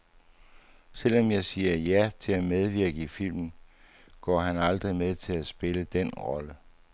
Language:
Danish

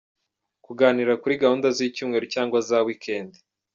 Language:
Kinyarwanda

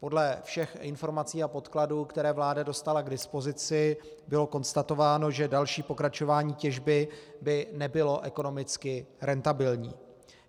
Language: Czech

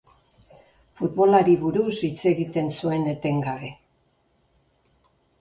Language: Basque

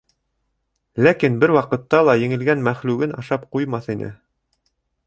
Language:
Bashkir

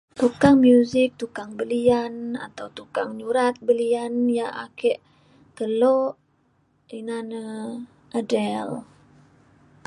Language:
Mainstream Kenyah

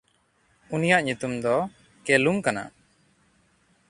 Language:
Santali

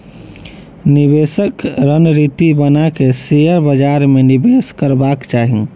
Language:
Maithili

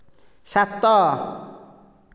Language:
Odia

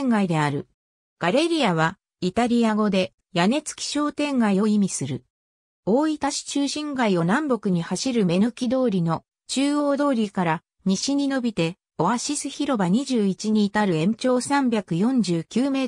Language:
Japanese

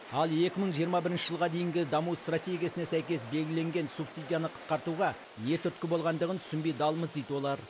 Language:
Kazakh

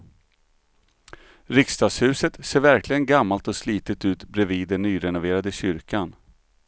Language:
Swedish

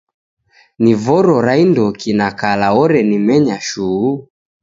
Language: Taita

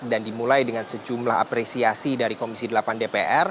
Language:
Indonesian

